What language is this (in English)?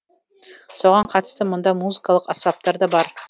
Kazakh